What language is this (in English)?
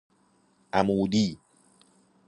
Persian